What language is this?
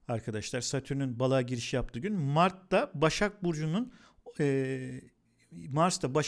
Turkish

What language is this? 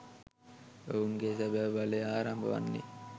Sinhala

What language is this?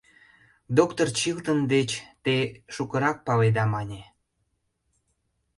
Mari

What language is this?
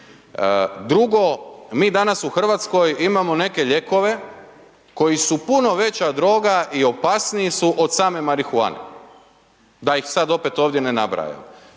Croatian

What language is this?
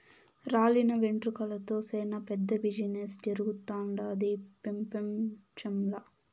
Telugu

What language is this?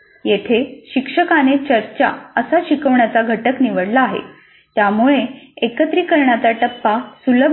Marathi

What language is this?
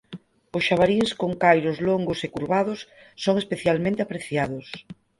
Galician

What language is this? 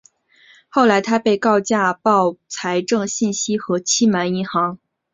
Chinese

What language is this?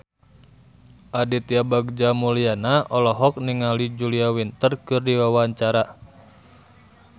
Sundanese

